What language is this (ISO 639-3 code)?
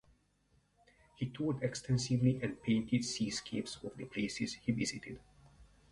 eng